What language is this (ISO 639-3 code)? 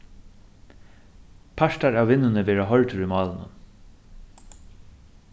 fao